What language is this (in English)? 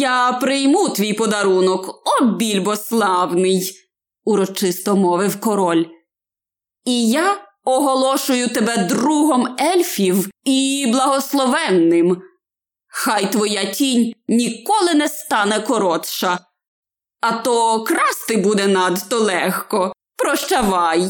Ukrainian